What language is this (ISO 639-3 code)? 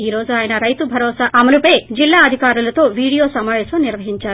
tel